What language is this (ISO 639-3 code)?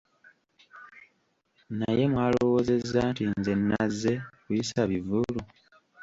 lug